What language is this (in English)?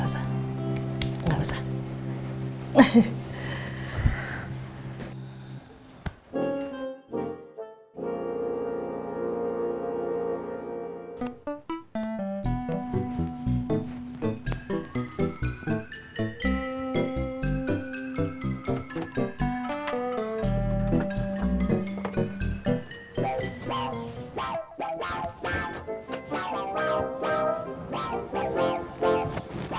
Indonesian